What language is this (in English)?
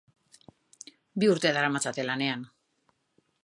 Basque